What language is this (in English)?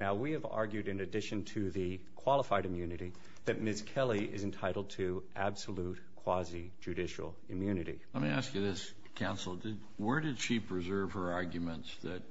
English